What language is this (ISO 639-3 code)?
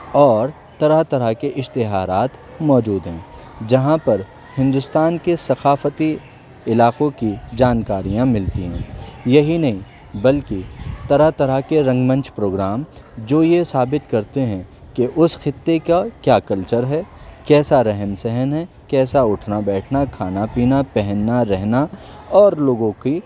urd